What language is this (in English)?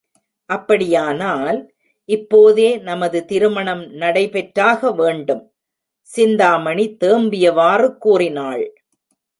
Tamil